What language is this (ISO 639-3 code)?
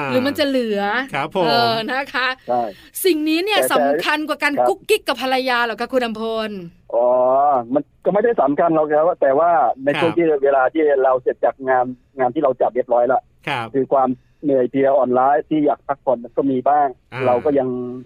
tha